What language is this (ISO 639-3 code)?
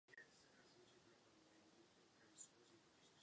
ces